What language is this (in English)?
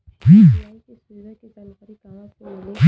Bhojpuri